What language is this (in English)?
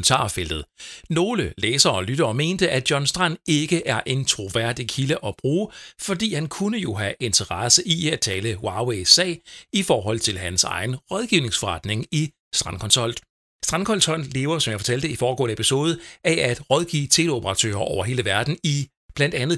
Danish